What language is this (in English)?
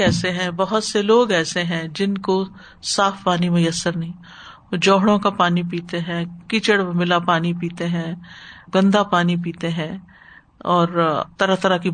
Urdu